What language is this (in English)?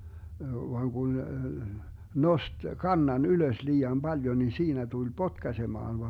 Finnish